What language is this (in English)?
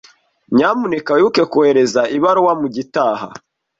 Kinyarwanda